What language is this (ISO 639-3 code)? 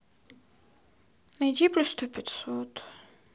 rus